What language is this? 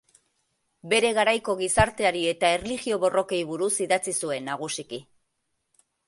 Basque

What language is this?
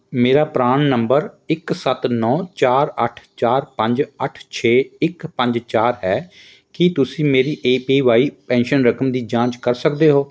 Punjabi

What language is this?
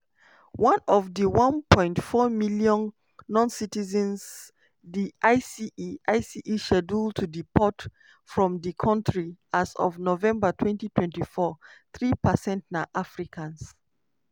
Nigerian Pidgin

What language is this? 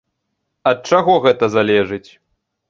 Belarusian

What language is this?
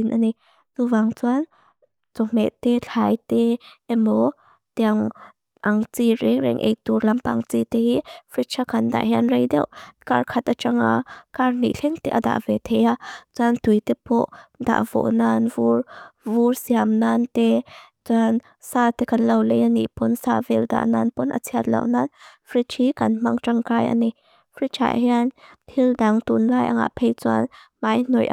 Mizo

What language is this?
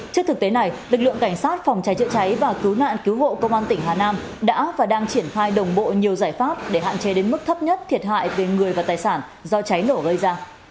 Vietnamese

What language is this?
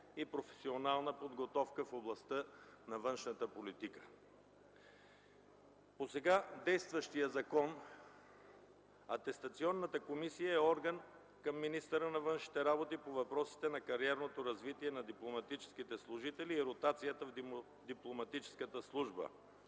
Bulgarian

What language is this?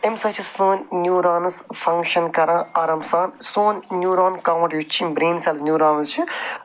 Kashmiri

